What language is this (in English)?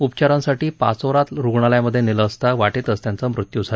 Marathi